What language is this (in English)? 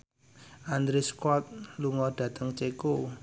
Javanese